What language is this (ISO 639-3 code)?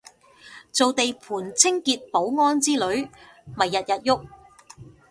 yue